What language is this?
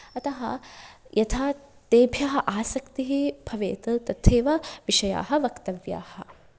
Sanskrit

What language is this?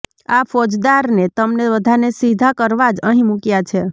Gujarati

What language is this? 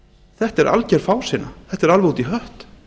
Icelandic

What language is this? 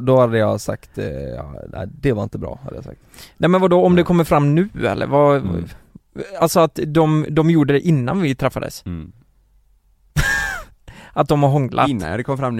Swedish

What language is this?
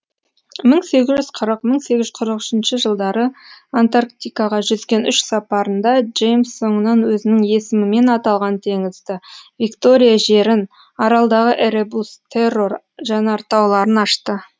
Kazakh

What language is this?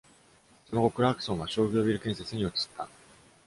Japanese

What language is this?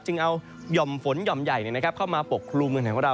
Thai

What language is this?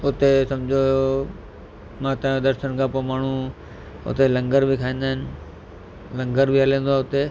Sindhi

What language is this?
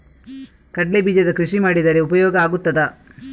Kannada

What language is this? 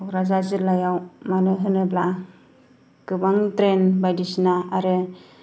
Bodo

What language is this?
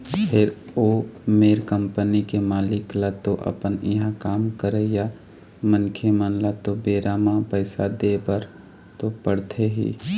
Chhattisgarhi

